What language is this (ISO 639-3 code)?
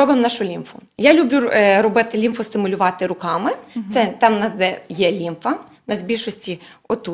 ukr